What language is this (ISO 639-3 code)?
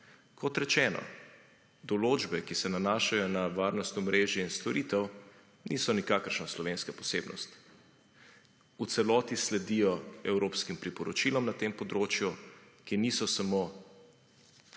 slv